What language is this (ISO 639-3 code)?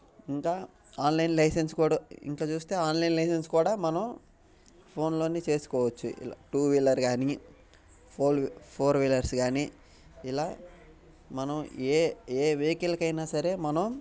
tel